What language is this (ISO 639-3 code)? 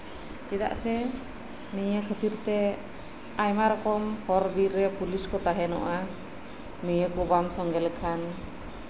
sat